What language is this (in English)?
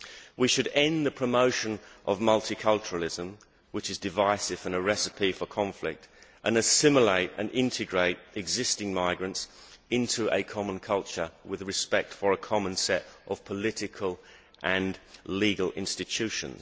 English